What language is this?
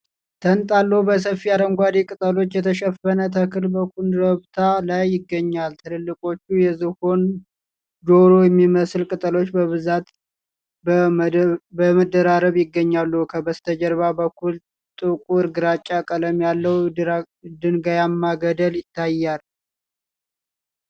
Amharic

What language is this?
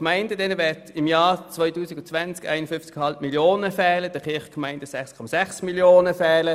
Swiss German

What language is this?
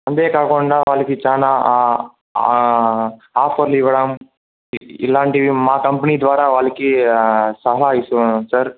Telugu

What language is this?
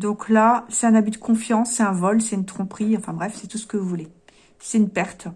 French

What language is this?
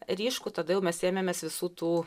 Lithuanian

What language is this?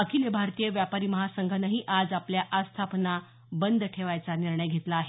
Marathi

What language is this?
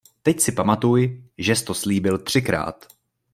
Czech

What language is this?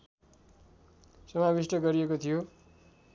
Nepali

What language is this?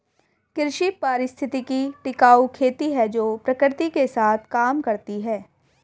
Hindi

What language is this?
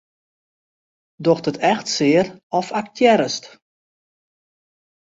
Western Frisian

